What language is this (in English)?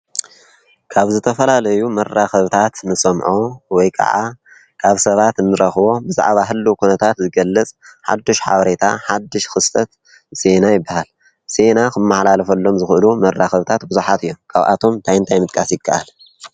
Tigrinya